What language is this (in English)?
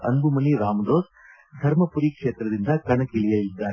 Kannada